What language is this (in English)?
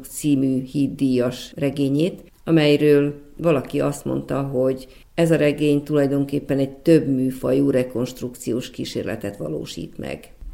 Hungarian